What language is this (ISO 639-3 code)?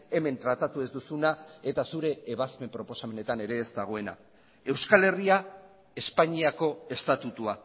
eus